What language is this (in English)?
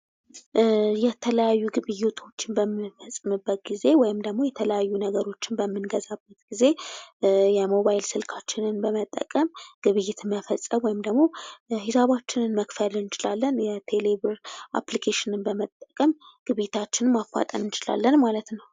Amharic